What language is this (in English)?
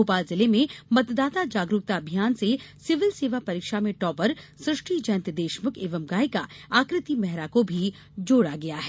Hindi